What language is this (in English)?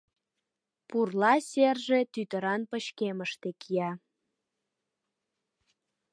Mari